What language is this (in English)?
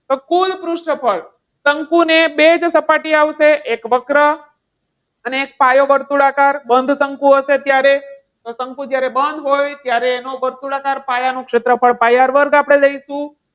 Gujarati